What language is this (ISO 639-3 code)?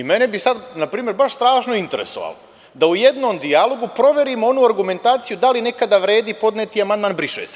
srp